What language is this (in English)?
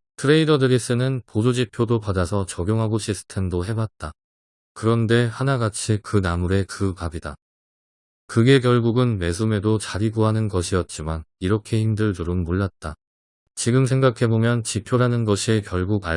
Korean